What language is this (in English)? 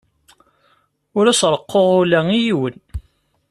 Kabyle